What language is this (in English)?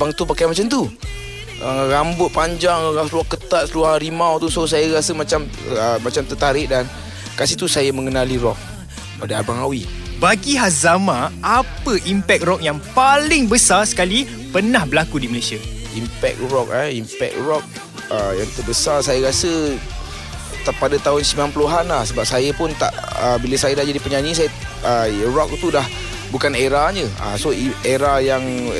Malay